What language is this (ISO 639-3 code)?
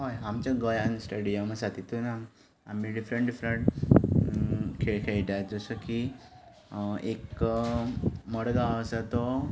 kok